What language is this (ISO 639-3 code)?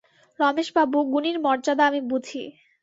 ben